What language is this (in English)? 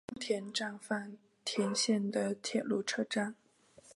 Chinese